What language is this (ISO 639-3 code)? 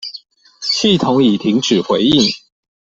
zho